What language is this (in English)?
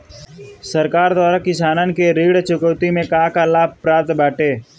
Bhojpuri